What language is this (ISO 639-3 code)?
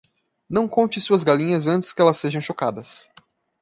por